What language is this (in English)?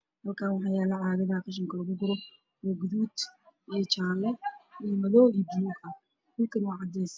Somali